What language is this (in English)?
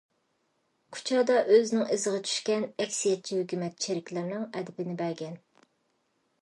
Uyghur